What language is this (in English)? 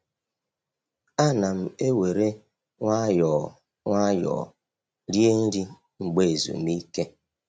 Igbo